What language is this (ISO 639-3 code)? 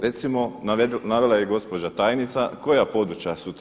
hrv